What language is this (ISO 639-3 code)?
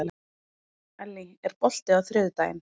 isl